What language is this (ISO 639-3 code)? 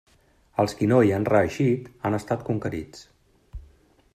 cat